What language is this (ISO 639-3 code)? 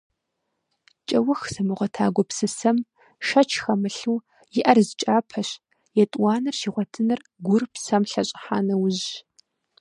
kbd